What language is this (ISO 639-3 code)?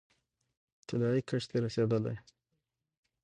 pus